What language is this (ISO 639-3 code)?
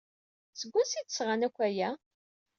kab